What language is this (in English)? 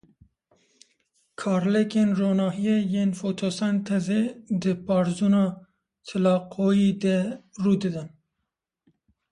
Kurdish